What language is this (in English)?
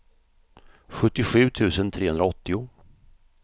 Swedish